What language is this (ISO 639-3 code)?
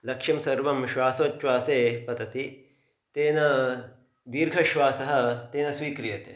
san